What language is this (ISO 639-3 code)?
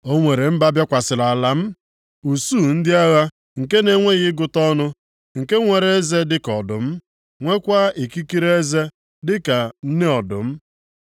ibo